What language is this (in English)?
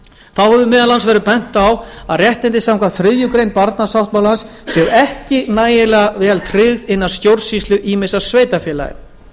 Icelandic